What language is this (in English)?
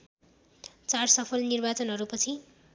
Nepali